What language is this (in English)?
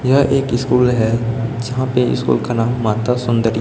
Hindi